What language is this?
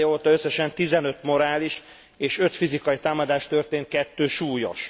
Hungarian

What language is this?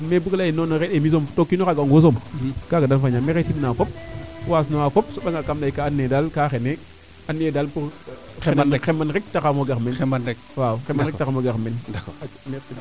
Serer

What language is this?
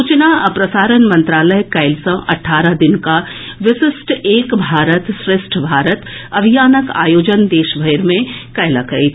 Maithili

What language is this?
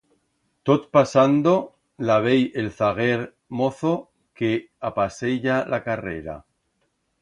Aragonese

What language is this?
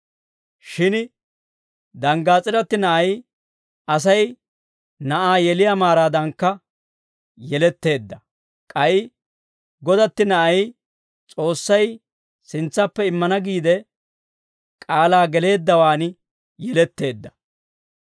Dawro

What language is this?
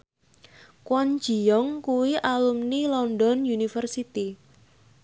Javanese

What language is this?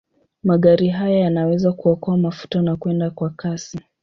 Swahili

